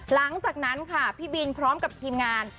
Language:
Thai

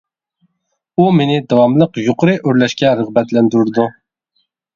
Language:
Uyghur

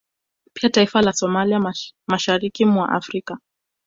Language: Swahili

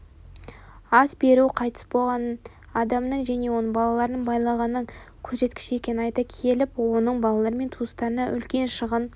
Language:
Kazakh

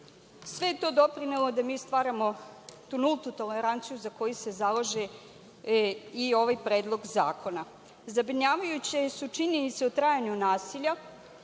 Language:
Serbian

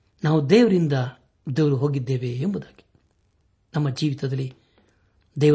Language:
Kannada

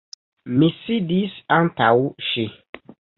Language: Esperanto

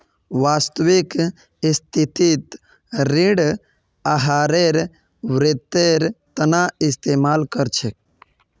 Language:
Magahi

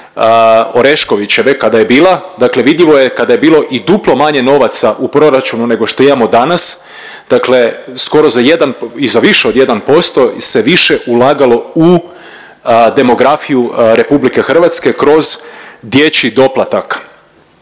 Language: Croatian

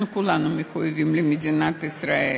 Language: Hebrew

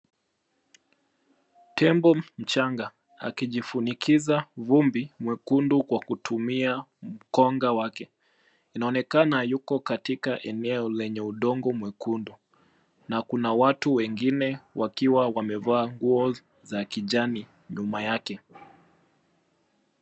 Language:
Swahili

